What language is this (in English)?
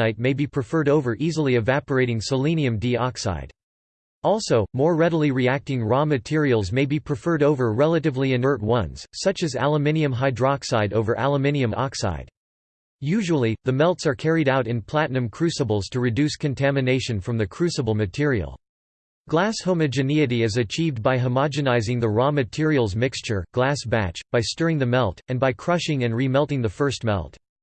English